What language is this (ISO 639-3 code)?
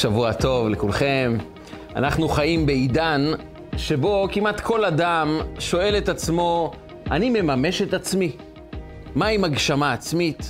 heb